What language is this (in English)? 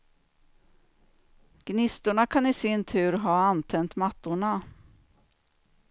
Swedish